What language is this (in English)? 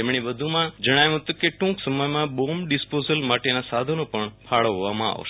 Gujarati